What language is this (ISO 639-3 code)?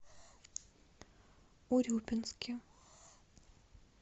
rus